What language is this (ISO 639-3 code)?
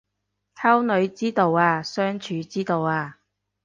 yue